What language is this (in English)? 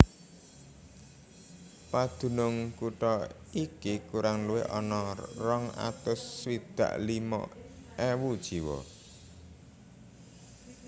Javanese